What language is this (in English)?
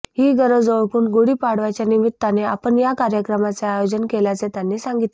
Marathi